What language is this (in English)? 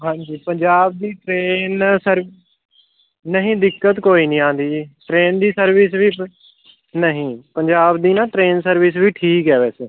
Punjabi